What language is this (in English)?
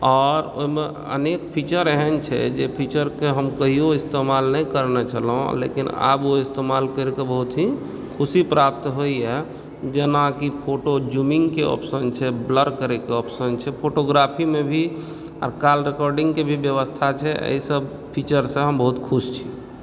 Maithili